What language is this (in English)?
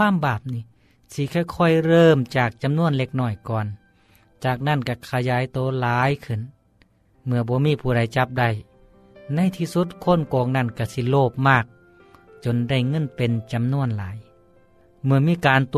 Thai